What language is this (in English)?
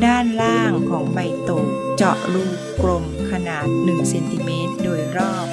Thai